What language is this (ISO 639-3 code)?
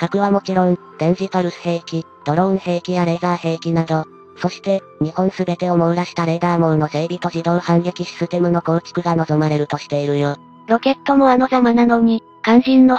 jpn